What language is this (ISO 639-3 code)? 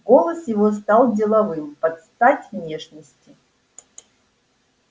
rus